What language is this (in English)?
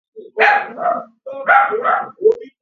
Georgian